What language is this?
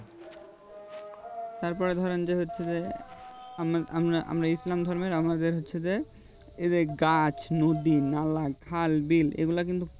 Bangla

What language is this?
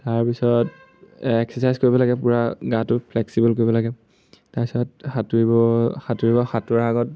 Assamese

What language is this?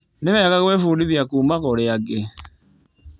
Kikuyu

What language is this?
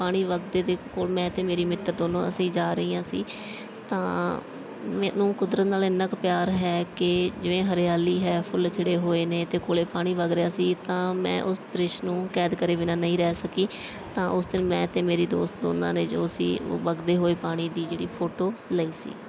Punjabi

